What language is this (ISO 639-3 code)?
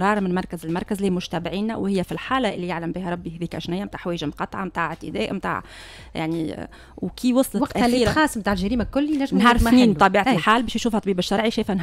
ara